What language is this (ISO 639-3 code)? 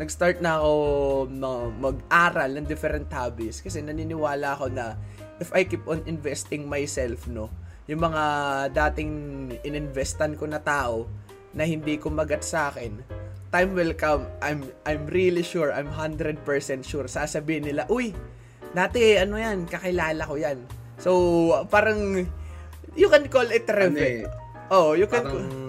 fil